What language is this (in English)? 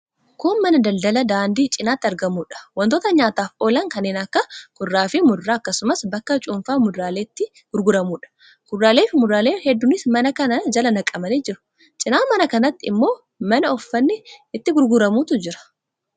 Oromo